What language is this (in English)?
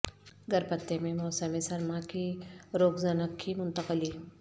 Urdu